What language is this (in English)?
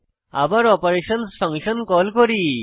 Bangla